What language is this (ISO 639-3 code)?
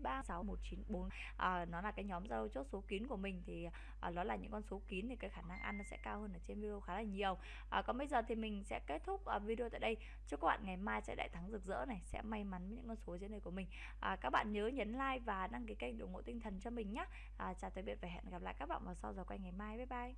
vie